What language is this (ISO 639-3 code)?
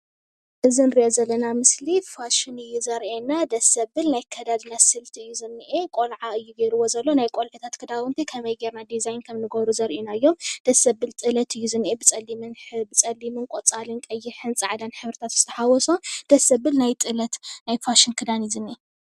tir